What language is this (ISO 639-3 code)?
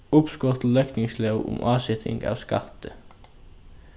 fao